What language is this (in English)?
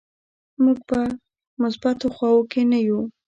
Pashto